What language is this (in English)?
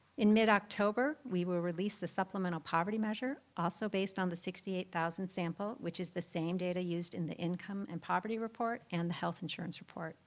English